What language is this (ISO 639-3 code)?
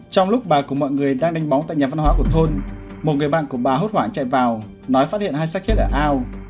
vie